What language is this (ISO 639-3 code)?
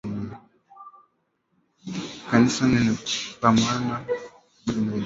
swa